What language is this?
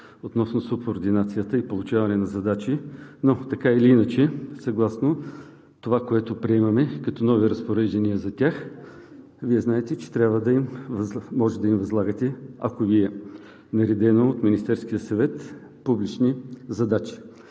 Bulgarian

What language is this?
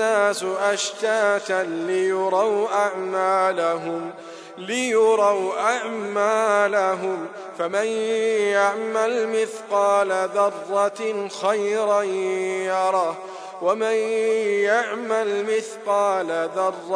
Arabic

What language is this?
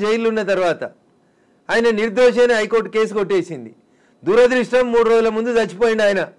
Telugu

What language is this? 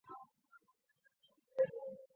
Chinese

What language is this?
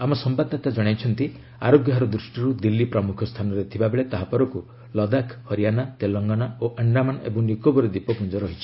Odia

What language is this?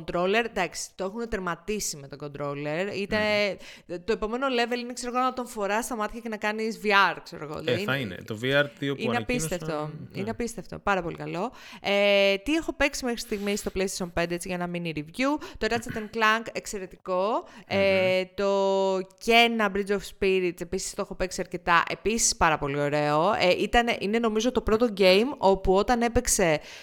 Greek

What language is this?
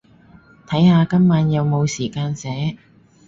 Cantonese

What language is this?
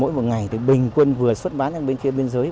Vietnamese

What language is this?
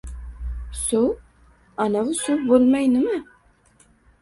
Uzbek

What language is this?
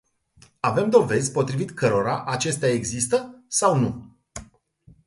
Romanian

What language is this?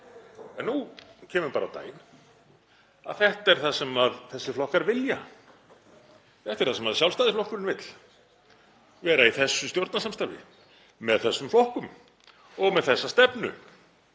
Icelandic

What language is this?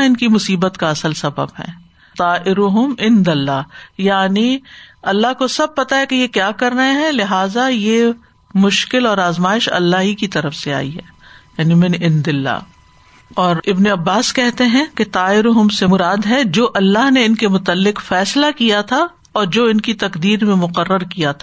Urdu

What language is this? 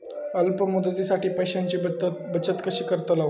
Marathi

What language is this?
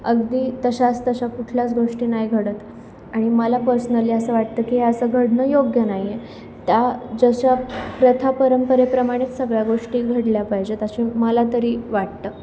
Marathi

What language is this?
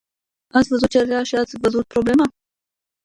Romanian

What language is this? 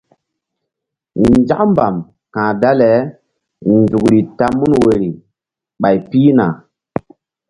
Mbum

